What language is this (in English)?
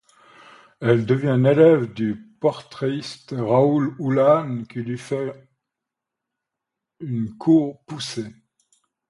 French